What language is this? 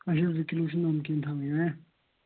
Kashmiri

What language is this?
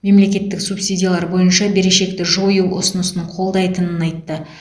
Kazakh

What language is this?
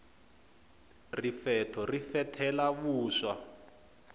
Tsonga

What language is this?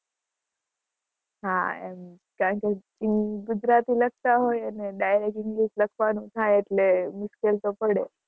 Gujarati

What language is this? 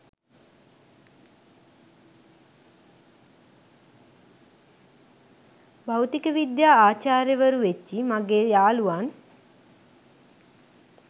Sinhala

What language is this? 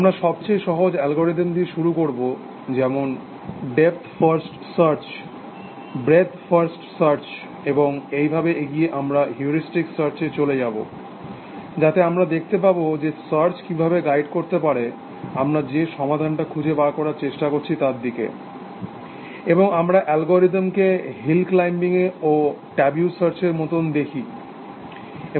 Bangla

